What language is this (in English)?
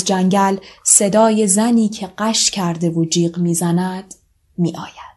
Persian